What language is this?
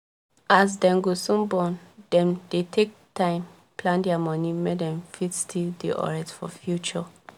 Nigerian Pidgin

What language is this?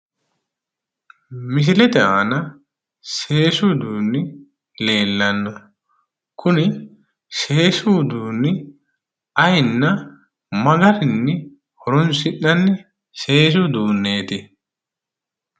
Sidamo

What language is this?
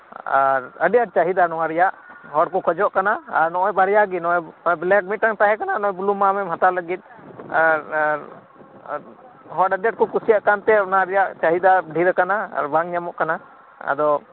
Santali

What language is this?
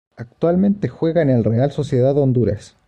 Spanish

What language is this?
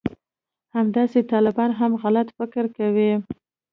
Pashto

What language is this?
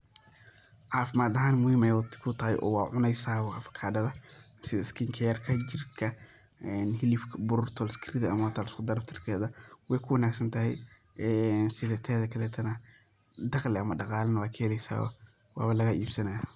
Somali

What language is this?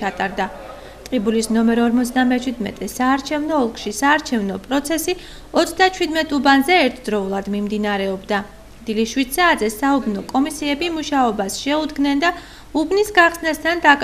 Romanian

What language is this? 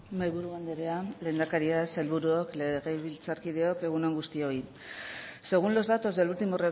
Basque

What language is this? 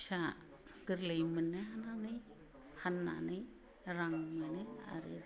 Bodo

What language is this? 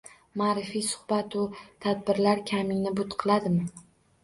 Uzbek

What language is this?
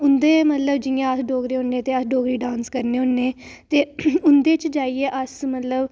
Dogri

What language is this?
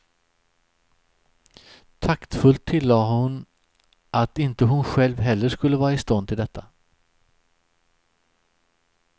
Swedish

